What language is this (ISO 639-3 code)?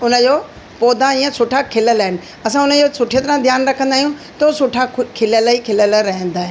snd